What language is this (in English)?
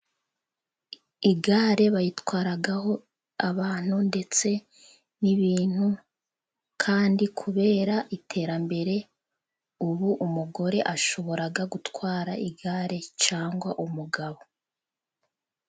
Kinyarwanda